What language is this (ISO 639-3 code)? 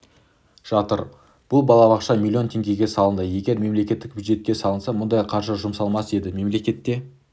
kaz